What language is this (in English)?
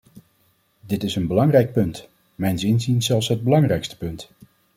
Dutch